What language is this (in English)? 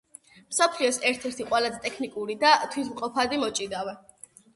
Georgian